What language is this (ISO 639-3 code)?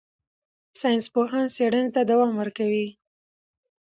pus